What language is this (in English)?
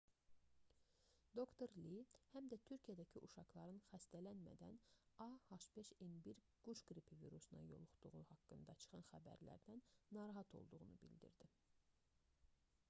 Azerbaijani